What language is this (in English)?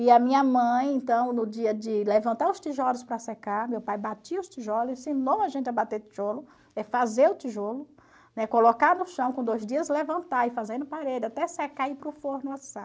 Portuguese